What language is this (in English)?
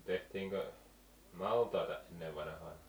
Finnish